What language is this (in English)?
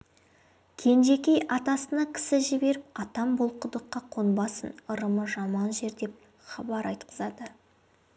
Kazakh